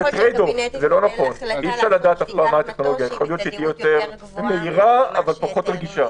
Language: Hebrew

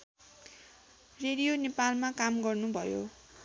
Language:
Nepali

